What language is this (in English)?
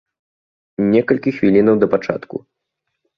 Belarusian